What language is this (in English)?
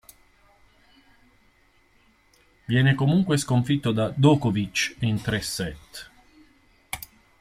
Italian